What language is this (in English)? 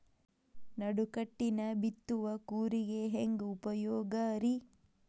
Kannada